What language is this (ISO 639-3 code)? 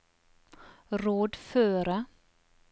nor